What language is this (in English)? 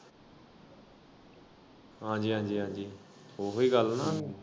Punjabi